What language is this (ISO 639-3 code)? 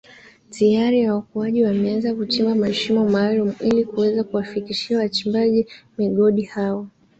swa